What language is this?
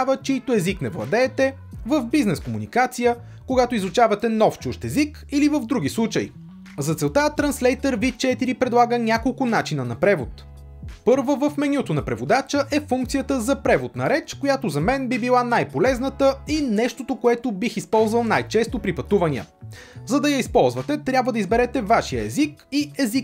Bulgarian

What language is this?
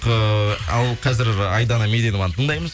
Kazakh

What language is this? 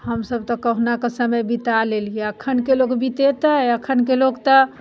Maithili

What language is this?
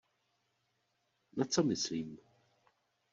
Czech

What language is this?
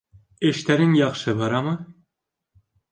Bashkir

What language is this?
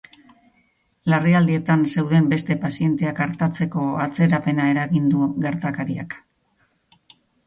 Basque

